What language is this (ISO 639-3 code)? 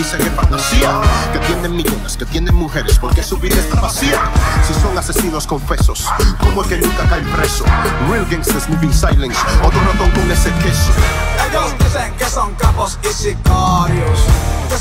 pol